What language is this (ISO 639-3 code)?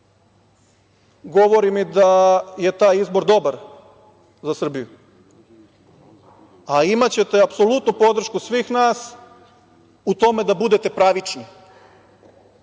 srp